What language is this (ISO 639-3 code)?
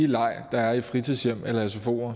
dan